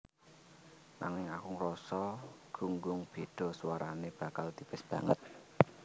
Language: Javanese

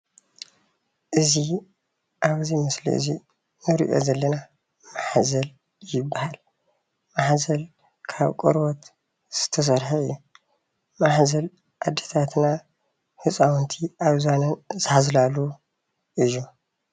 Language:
Tigrinya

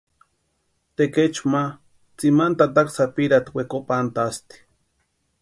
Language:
Western Highland Purepecha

